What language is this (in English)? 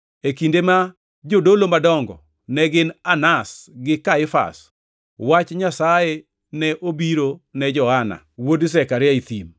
Luo (Kenya and Tanzania)